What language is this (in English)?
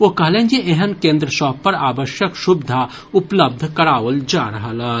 Maithili